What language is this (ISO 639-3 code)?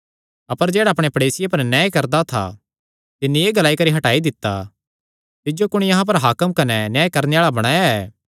xnr